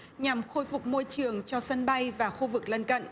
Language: Vietnamese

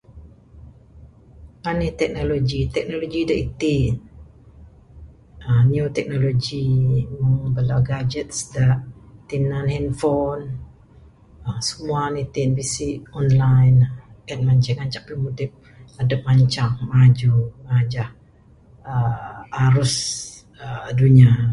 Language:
Bukar-Sadung Bidayuh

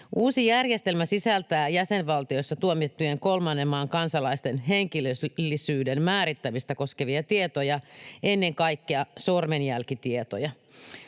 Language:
Finnish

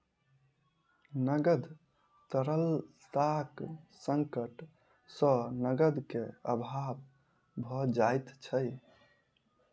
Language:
Maithili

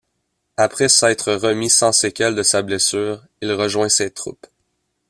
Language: French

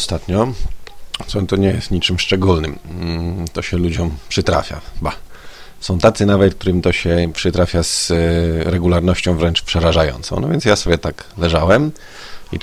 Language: Polish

